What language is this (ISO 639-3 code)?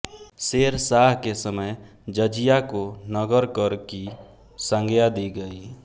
hin